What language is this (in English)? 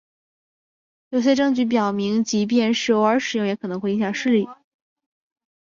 Chinese